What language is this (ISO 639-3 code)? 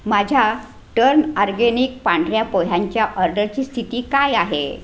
mar